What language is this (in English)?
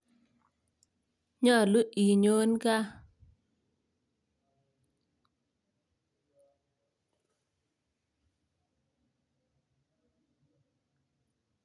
Kalenjin